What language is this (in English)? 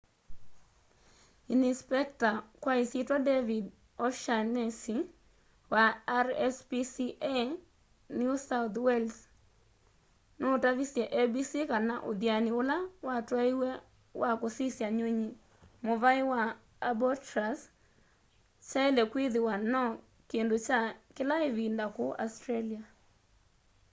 Kamba